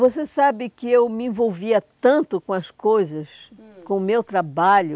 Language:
Portuguese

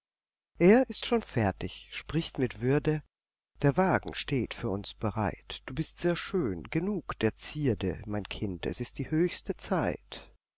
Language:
German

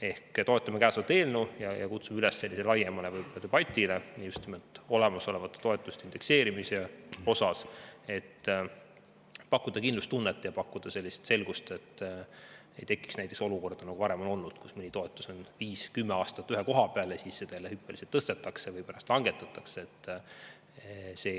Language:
Estonian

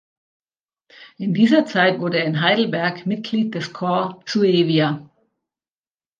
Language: German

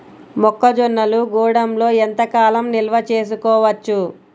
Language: Telugu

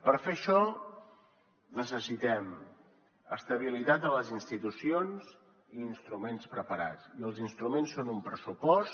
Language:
Catalan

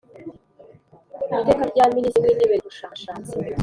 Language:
Kinyarwanda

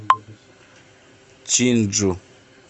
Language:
Russian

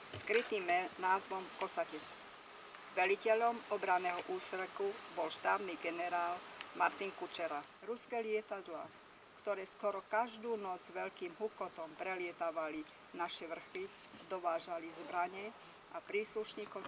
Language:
Slovak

